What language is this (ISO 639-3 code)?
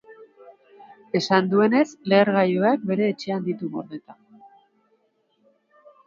eus